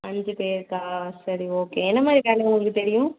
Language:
Tamil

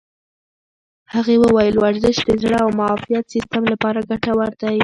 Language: Pashto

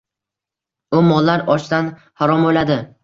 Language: Uzbek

